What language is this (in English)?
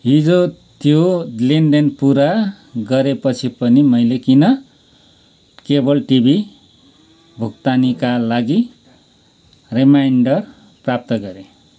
Nepali